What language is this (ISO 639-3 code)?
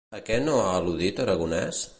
cat